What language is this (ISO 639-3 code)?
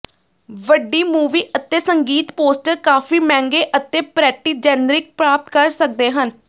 pan